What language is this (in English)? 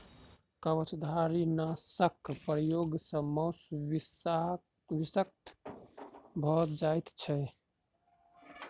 Maithili